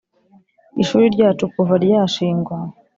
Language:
Kinyarwanda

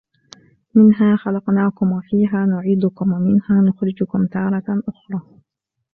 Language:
Arabic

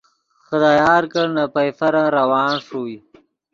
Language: Yidgha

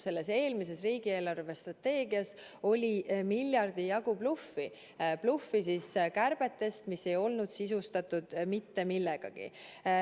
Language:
Estonian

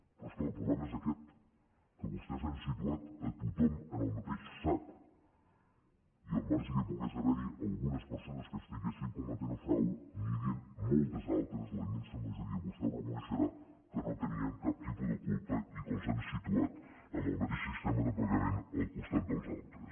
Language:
Catalan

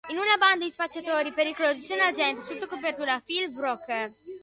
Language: Italian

